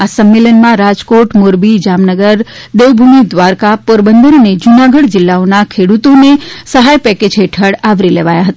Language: Gujarati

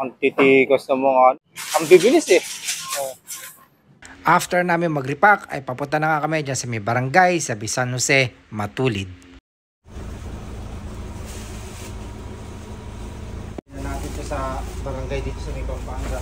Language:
Filipino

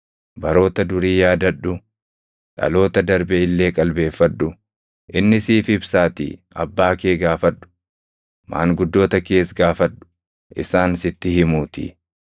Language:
Oromo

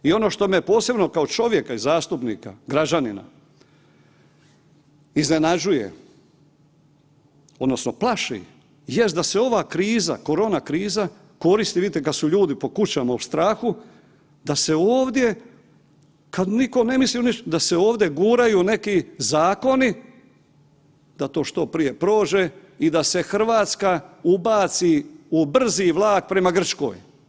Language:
Croatian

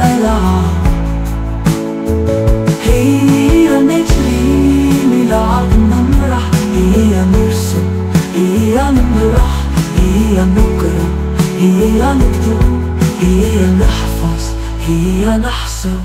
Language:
Arabic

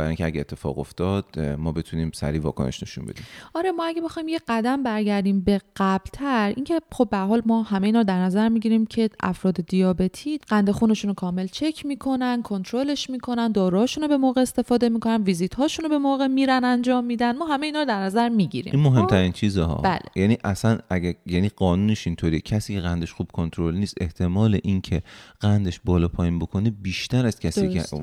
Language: Persian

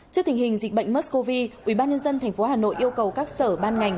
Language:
Vietnamese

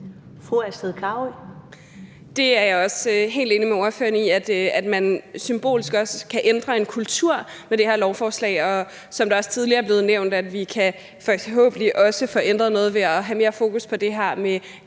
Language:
Danish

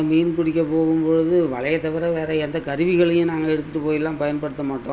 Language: Tamil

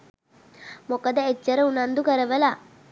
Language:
Sinhala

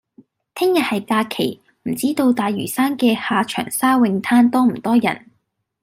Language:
Cantonese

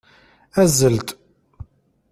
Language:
Kabyle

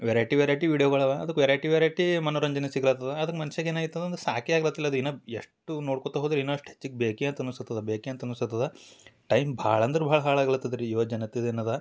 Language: Kannada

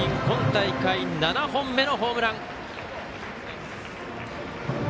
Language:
Japanese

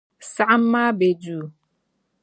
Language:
Dagbani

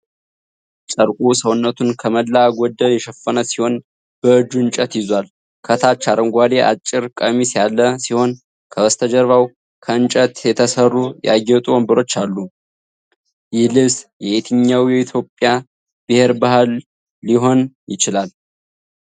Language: Amharic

